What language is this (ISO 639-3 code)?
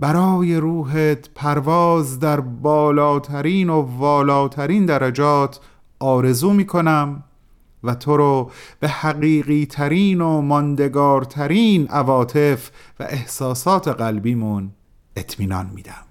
fas